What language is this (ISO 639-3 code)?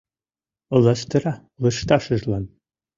chm